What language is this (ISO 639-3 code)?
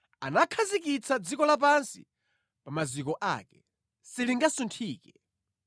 nya